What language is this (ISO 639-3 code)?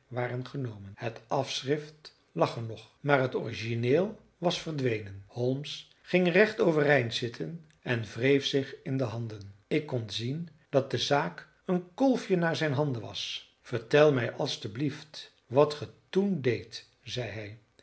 nld